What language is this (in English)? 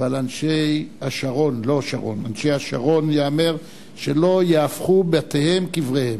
Hebrew